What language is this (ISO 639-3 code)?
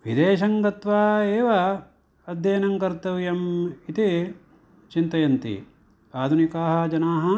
san